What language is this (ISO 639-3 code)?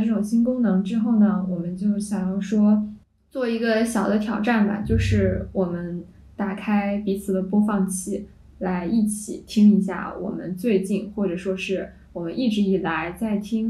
zho